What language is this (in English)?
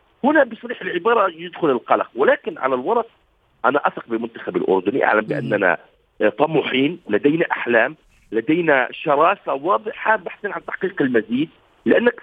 Arabic